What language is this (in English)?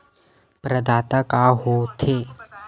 Chhattisgarhi